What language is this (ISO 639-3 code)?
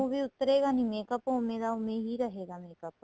pan